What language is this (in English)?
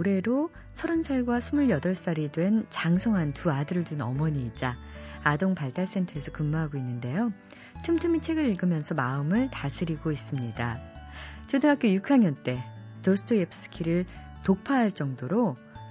Korean